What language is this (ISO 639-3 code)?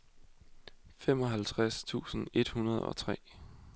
dan